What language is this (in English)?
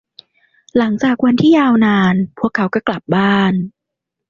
Thai